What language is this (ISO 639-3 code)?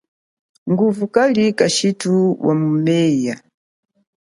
cjk